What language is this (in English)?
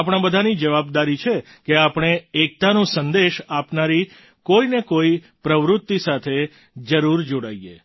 Gujarati